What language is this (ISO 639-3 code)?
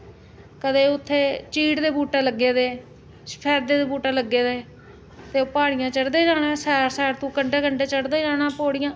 doi